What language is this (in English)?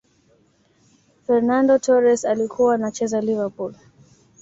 Swahili